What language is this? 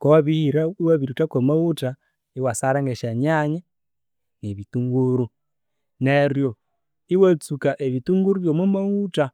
Konzo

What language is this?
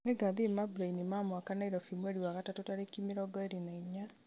Kikuyu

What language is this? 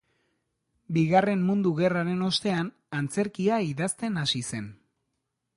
Basque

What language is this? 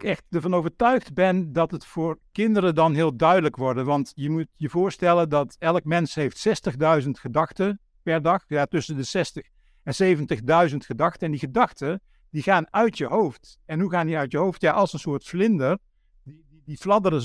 Dutch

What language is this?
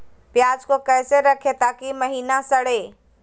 Magahi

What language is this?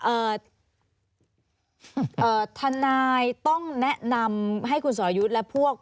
Thai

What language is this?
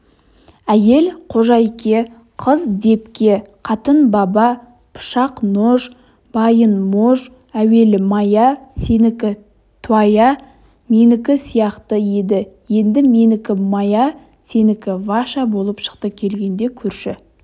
Kazakh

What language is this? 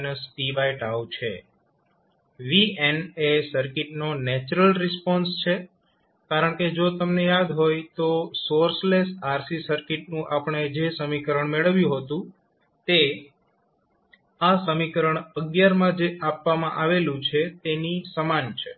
Gujarati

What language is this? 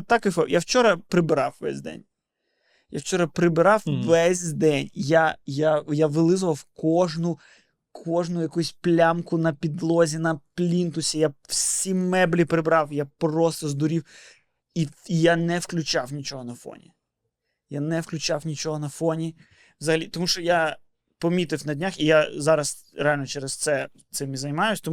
Ukrainian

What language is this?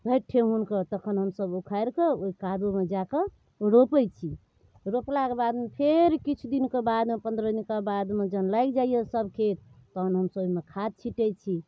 Maithili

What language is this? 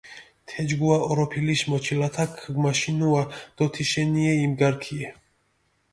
Mingrelian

